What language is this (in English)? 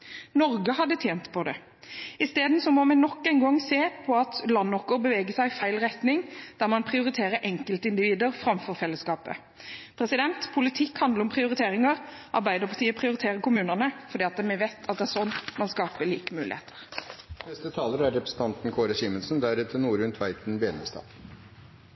Norwegian Bokmål